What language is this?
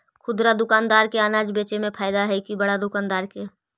Magahi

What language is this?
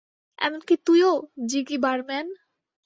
Bangla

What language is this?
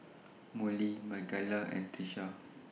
English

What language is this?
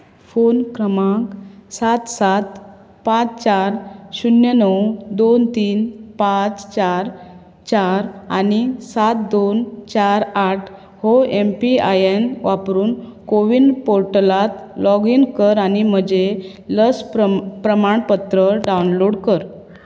Konkani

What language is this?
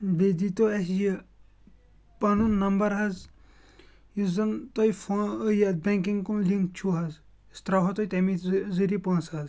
Kashmiri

